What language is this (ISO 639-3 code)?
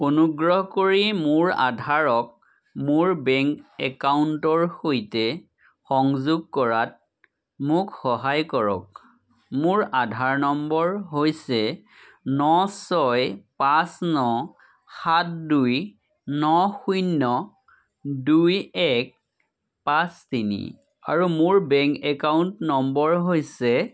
asm